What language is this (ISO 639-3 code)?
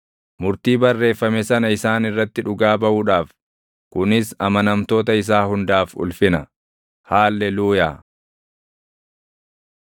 orm